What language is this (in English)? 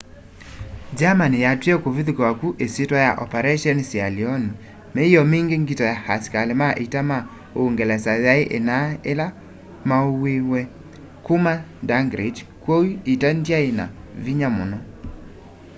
Kamba